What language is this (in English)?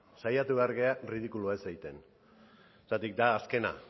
Basque